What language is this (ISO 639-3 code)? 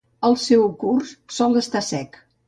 cat